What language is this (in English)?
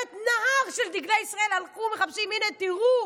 Hebrew